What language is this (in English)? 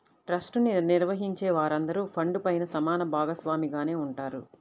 Telugu